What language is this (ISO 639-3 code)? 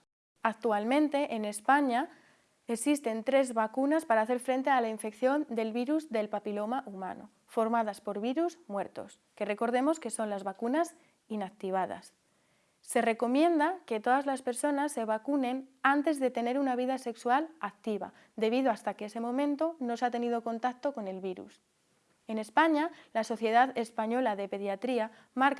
spa